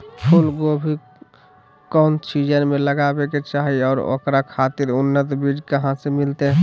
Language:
Magahi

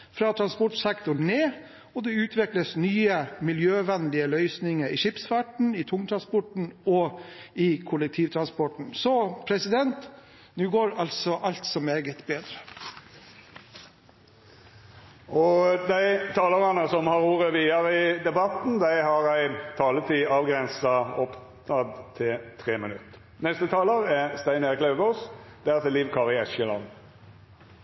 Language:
Norwegian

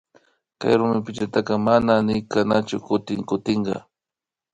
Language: Imbabura Highland Quichua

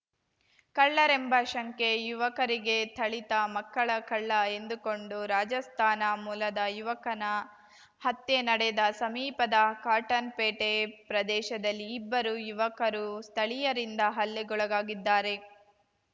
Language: Kannada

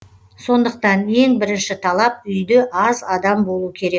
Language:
Kazakh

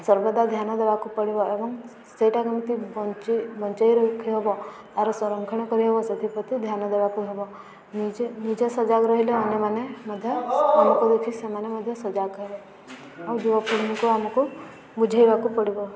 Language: Odia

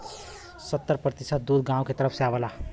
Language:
Bhojpuri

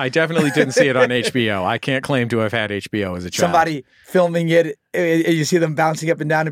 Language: English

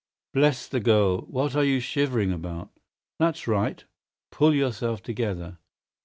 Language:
English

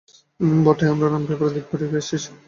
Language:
Bangla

